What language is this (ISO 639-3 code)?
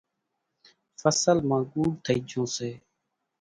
gjk